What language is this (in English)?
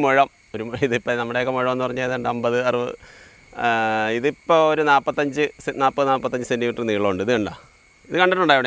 Vietnamese